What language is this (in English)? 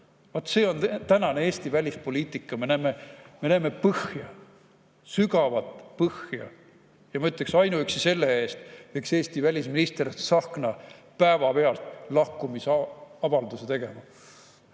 Estonian